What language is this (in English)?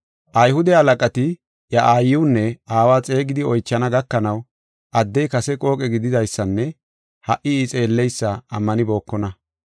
Gofa